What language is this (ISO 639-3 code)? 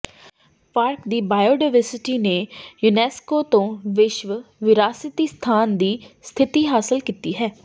pan